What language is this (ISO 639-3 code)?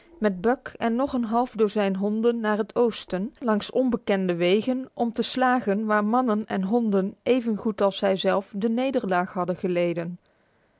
nld